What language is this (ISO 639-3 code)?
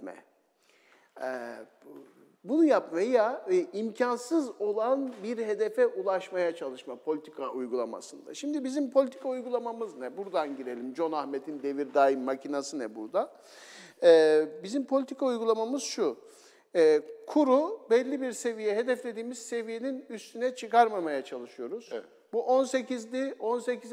tur